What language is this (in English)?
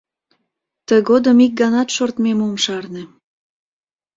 Mari